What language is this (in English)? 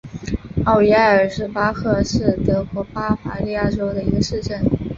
Chinese